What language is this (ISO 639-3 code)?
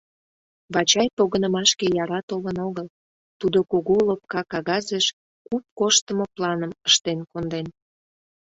chm